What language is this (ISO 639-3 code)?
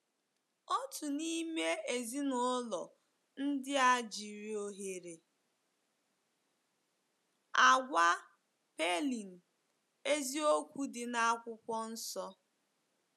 ibo